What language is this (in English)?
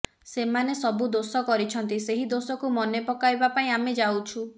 Odia